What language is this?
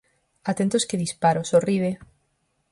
Galician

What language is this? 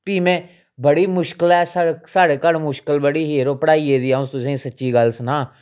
Dogri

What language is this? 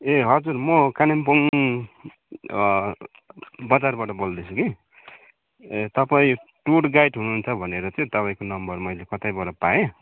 Nepali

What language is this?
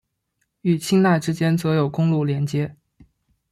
Chinese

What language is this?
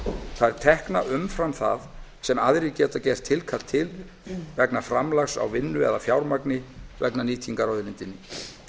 Icelandic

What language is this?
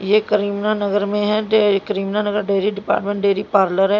Hindi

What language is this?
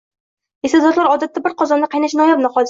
Uzbek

